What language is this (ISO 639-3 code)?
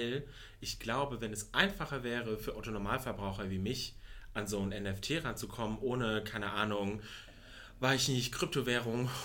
deu